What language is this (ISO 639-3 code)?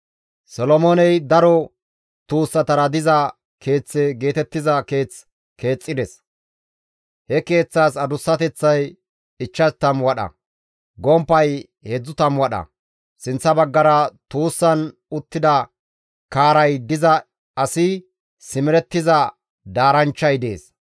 gmv